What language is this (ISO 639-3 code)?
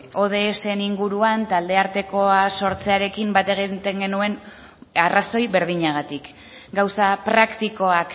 eus